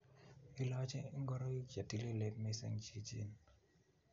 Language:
Kalenjin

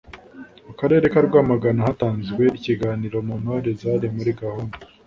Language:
Kinyarwanda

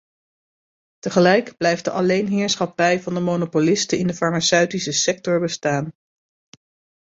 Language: Dutch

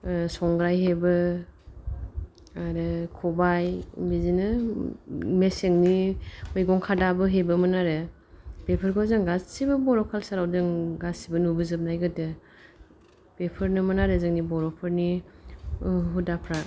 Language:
Bodo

